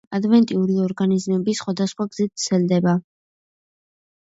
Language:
Georgian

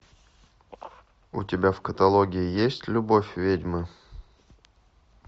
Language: Russian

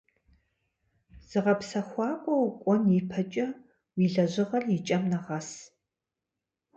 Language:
Kabardian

